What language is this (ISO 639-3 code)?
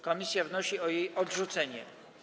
pol